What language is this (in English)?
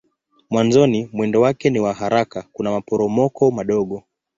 Swahili